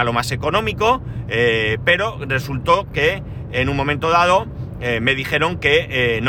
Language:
Spanish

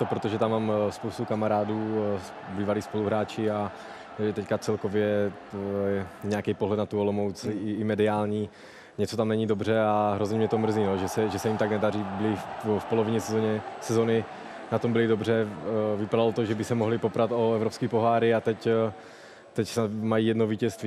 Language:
Czech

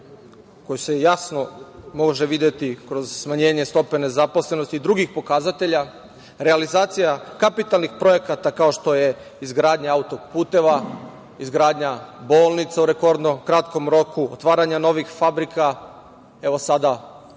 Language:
Serbian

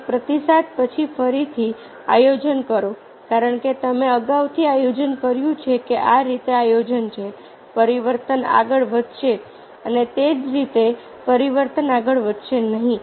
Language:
Gujarati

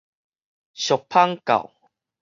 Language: Min Nan Chinese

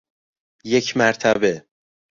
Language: Persian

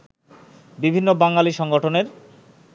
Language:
Bangla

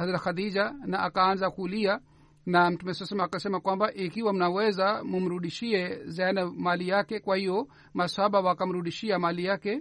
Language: Swahili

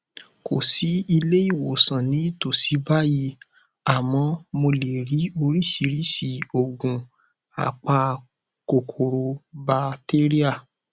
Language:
Yoruba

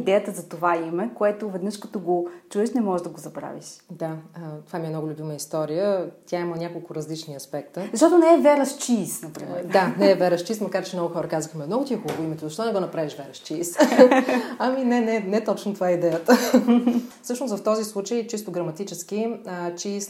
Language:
Bulgarian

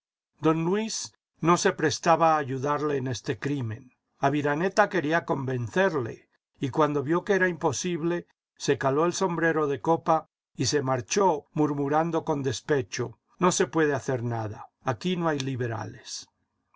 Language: Spanish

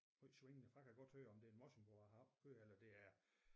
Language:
Danish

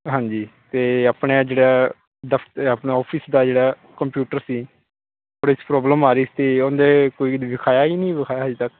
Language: Punjabi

